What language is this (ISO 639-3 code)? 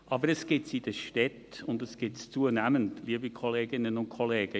gsw